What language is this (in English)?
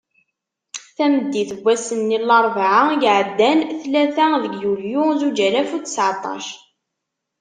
Kabyle